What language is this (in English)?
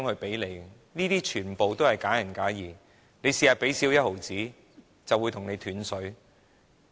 Cantonese